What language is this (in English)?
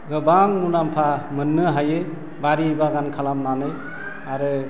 Bodo